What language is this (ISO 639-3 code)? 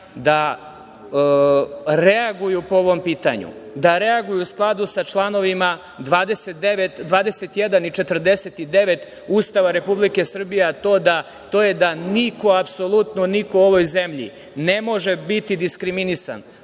srp